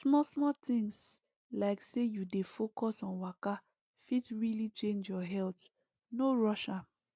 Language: Nigerian Pidgin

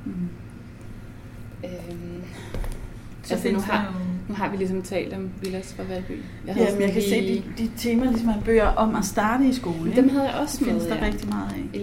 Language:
Danish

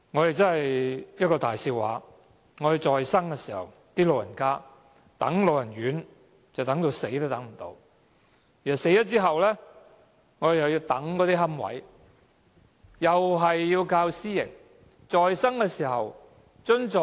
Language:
Cantonese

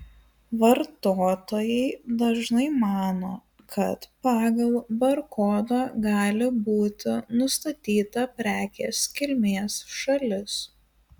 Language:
Lithuanian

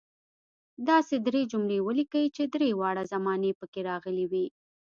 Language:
Pashto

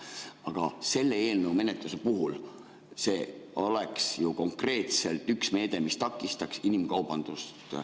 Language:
Estonian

